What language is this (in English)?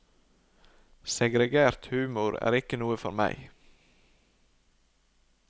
Norwegian